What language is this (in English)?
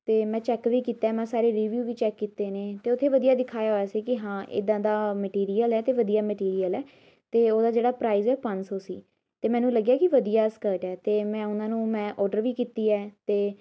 Punjabi